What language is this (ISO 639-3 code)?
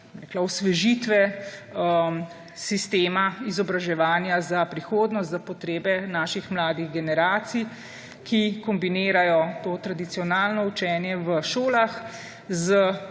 slv